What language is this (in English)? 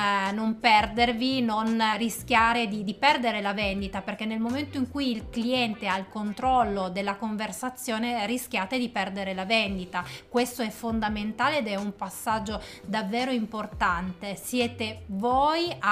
Italian